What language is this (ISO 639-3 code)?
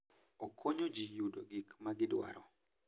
luo